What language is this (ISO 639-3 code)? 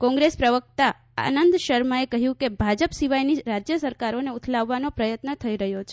guj